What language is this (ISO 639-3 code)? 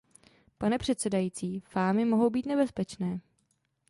ces